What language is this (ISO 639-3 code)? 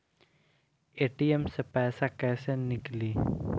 bho